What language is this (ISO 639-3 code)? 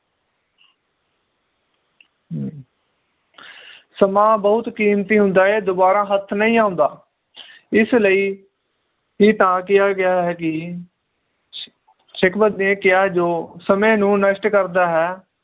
pan